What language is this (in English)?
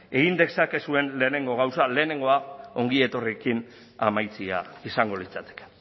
Basque